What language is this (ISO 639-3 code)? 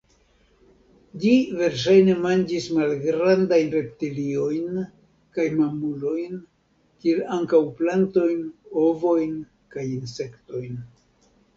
epo